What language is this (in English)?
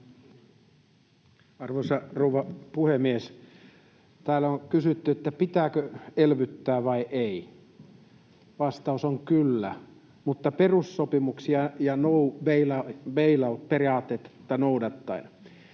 Finnish